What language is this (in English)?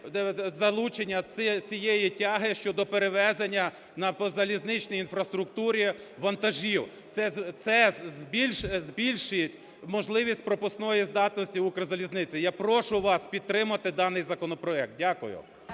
Ukrainian